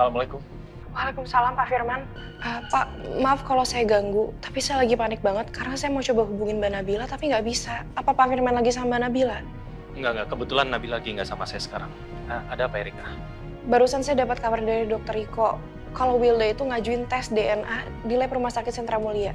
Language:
Indonesian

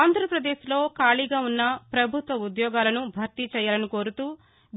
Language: Telugu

